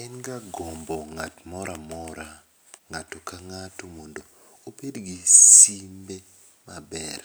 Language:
Luo (Kenya and Tanzania)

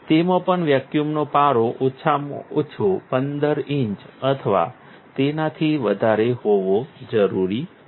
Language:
Gujarati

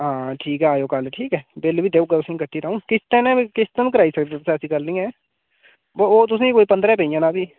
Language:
Dogri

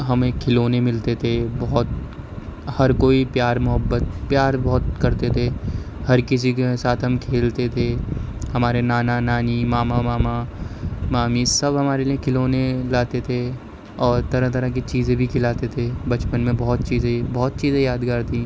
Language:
Urdu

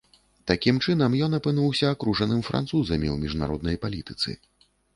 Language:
Belarusian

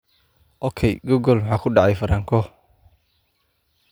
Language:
Somali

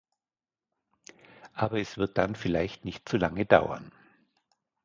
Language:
German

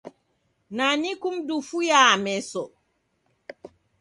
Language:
Taita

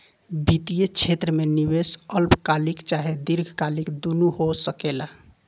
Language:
Bhojpuri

